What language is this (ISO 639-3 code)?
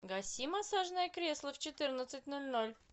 rus